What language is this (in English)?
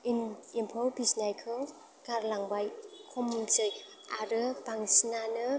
Bodo